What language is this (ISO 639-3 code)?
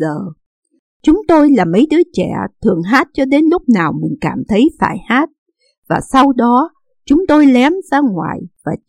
vie